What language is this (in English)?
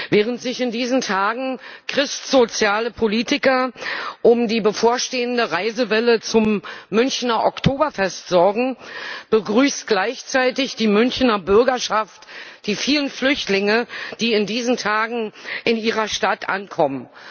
German